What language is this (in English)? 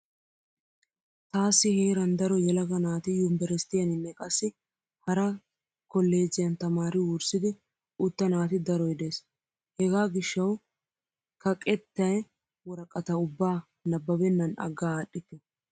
Wolaytta